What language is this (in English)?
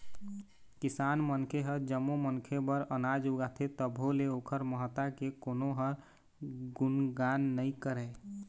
Chhattisgarhi